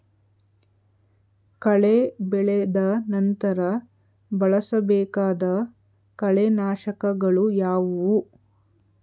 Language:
Kannada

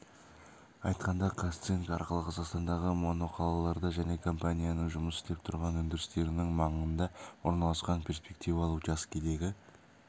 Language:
Kazakh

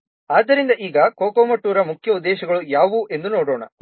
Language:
Kannada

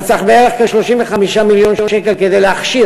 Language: Hebrew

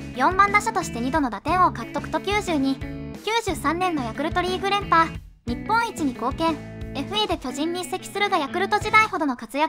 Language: Japanese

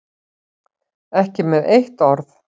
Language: Icelandic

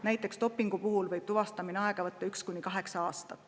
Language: Estonian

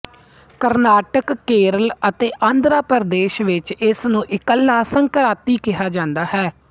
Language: Punjabi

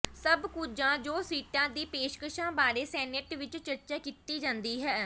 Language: Punjabi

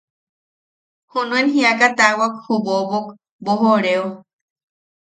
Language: Yaqui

